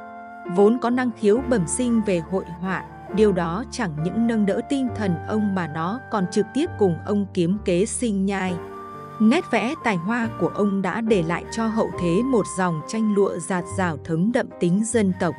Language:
Vietnamese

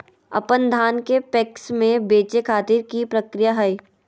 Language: Magahi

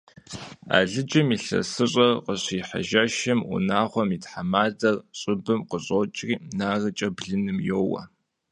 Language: Kabardian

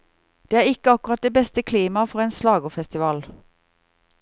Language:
Norwegian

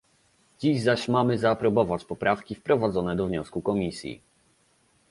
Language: Polish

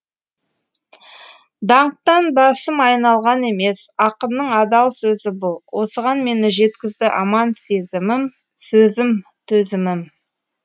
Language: Kazakh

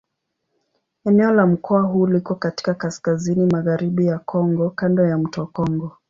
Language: Swahili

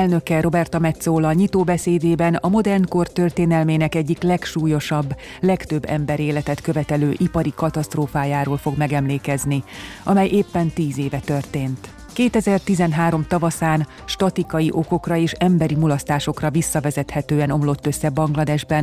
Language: Hungarian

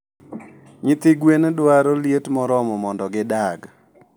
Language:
Luo (Kenya and Tanzania)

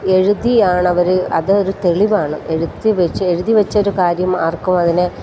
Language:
Malayalam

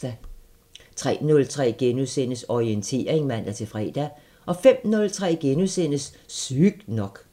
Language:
Danish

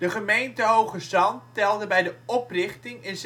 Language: Dutch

